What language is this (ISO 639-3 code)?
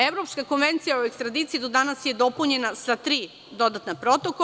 srp